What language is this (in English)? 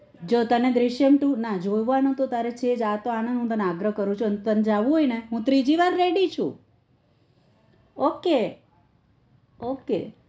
Gujarati